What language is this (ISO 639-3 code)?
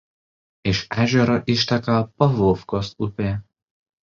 lit